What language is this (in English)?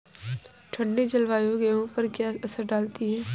Hindi